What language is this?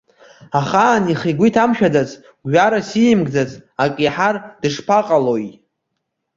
Abkhazian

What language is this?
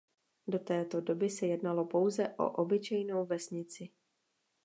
Czech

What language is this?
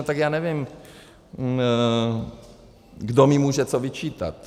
Czech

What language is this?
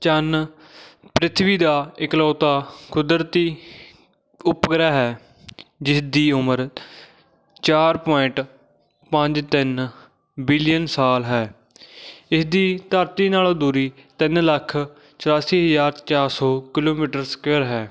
Punjabi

